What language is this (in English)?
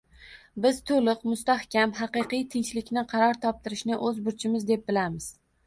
Uzbek